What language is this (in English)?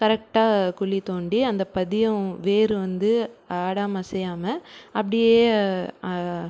Tamil